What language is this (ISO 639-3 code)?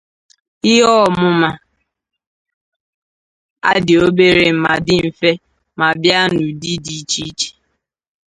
ibo